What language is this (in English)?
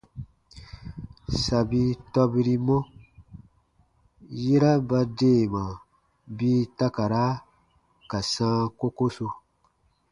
Baatonum